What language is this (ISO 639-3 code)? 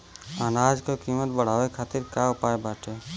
bho